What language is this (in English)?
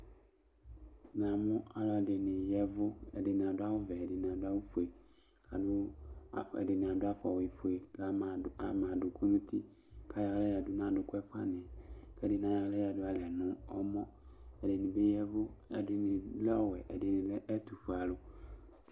Ikposo